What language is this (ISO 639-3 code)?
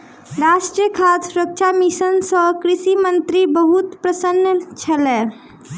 mai